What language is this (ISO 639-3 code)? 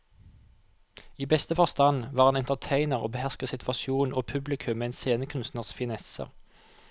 nor